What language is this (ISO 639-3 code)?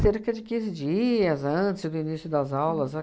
por